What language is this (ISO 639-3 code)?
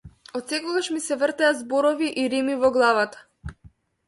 mkd